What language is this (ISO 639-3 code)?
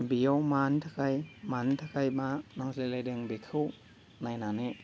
brx